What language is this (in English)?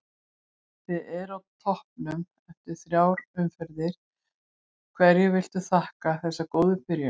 Icelandic